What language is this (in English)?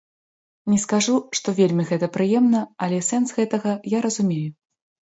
Belarusian